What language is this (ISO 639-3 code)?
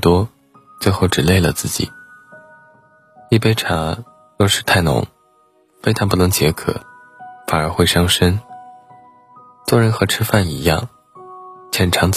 zho